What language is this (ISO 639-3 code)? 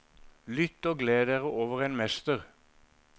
nor